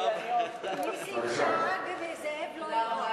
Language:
Hebrew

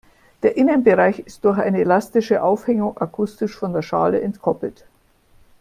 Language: German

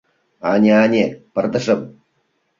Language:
Mari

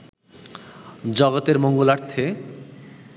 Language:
Bangla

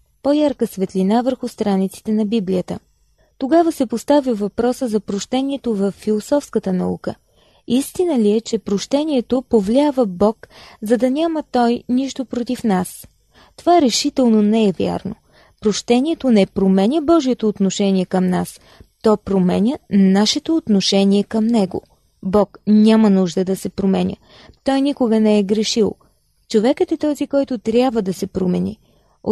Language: Bulgarian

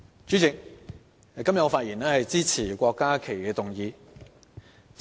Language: Cantonese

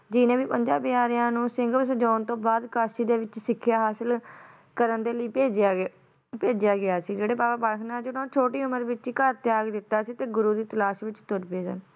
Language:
Punjabi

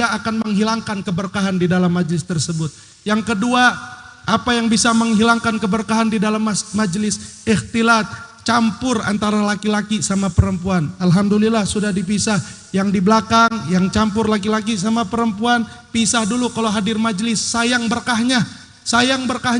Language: Indonesian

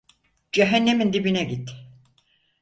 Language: Turkish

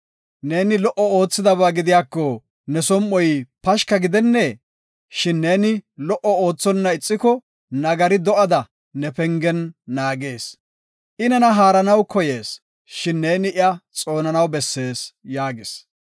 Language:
Gofa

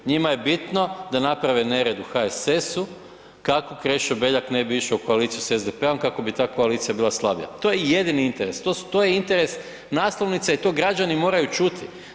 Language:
Croatian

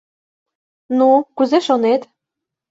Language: Mari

